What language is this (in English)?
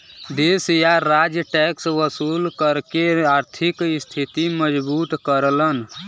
Bhojpuri